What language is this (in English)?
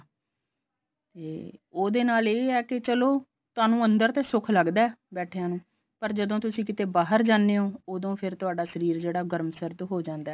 Punjabi